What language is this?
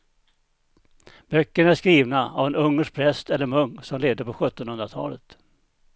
Swedish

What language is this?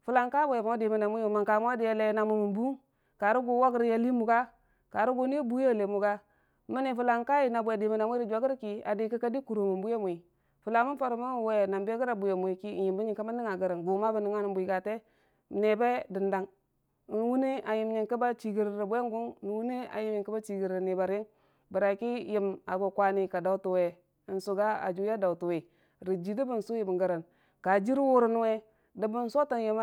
Dijim-Bwilim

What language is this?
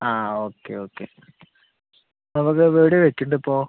Malayalam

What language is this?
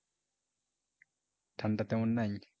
Bangla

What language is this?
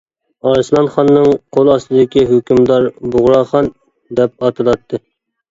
Uyghur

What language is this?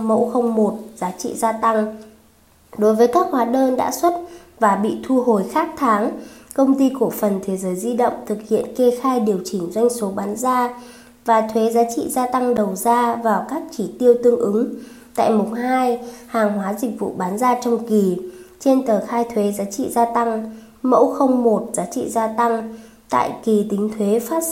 Vietnamese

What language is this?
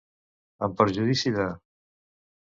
Catalan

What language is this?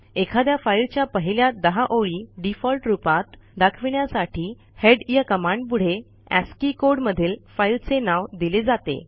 Marathi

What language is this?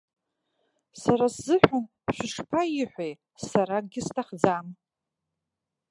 Abkhazian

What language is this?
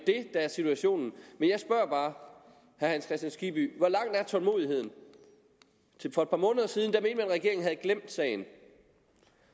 Danish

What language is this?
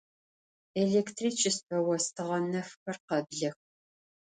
Adyghe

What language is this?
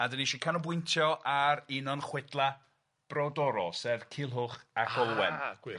Welsh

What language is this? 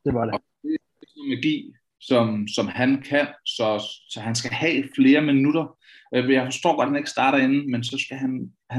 Danish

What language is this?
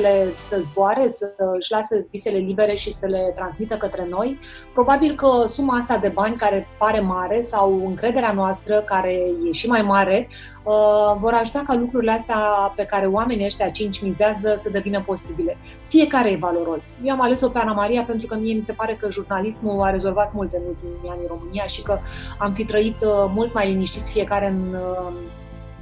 Romanian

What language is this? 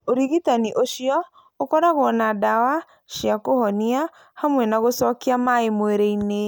Kikuyu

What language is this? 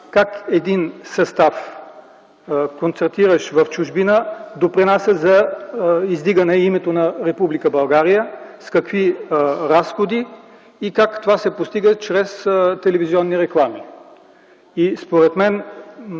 Bulgarian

